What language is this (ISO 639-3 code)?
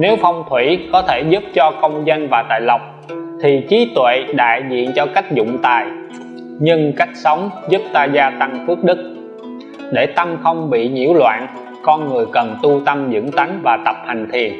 vie